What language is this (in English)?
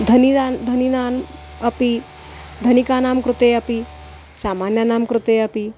Sanskrit